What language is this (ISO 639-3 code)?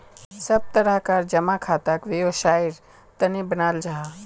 mag